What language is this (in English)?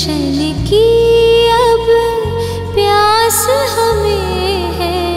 Hindi